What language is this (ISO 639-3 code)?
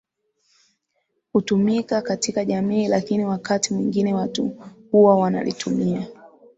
swa